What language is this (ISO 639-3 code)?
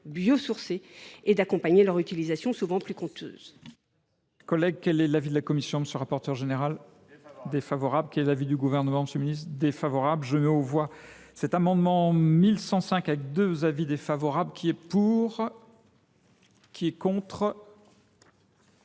fra